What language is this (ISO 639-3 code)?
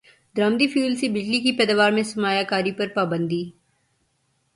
urd